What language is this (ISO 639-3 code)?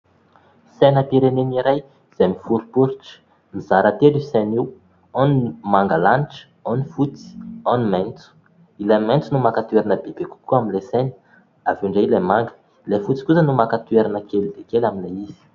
mlg